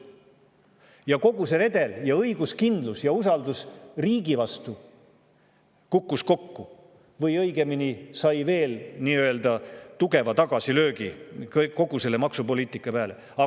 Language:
Estonian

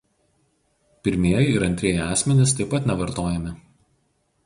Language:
Lithuanian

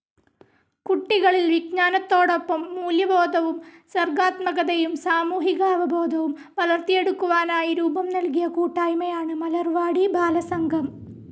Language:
Malayalam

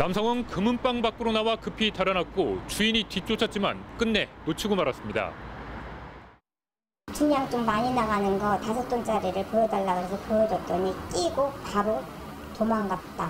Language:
Korean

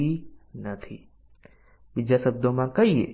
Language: Gujarati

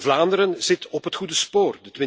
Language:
Dutch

